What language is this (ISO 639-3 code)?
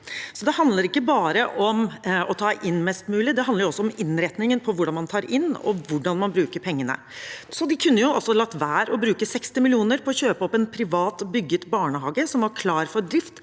nor